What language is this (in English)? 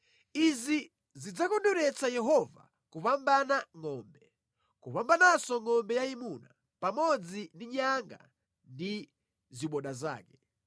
Nyanja